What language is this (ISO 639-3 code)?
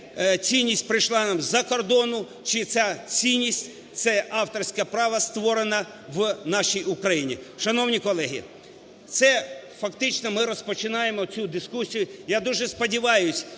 ukr